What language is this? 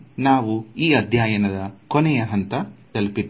Kannada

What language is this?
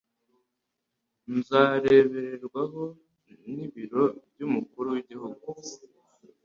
Kinyarwanda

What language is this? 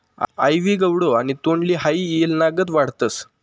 Marathi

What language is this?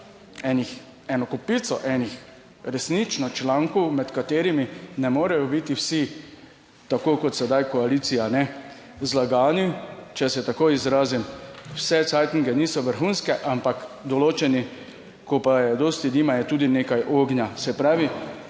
Slovenian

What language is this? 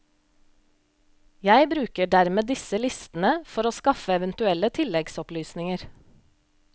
Norwegian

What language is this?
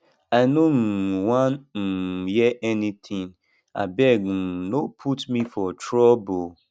Nigerian Pidgin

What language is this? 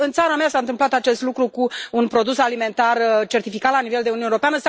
Romanian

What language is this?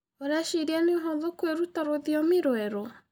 Kikuyu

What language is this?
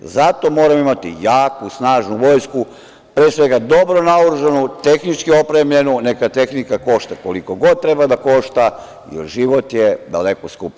Serbian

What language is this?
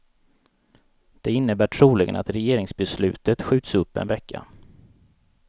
Swedish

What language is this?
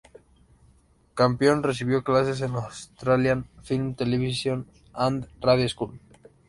Spanish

